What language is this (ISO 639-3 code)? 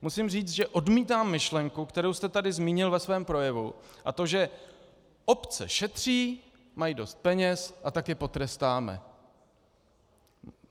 ces